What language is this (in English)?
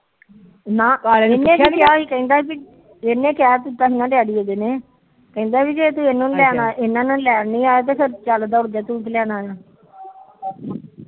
Punjabi